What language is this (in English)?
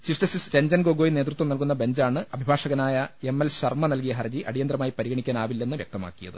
Malayalam